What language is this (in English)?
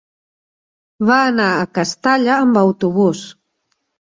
Catalan